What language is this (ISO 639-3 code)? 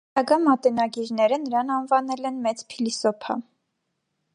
hye